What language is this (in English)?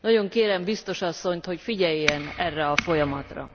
Hungarian